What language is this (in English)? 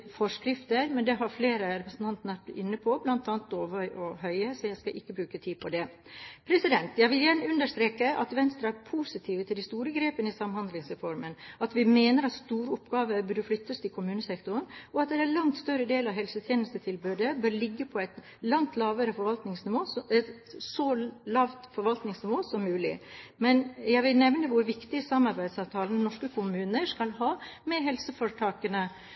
Norwegian Bokmål